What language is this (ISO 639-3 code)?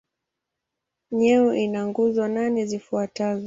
swa